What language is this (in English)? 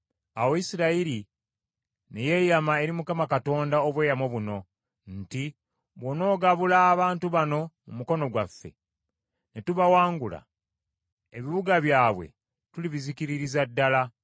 Ganda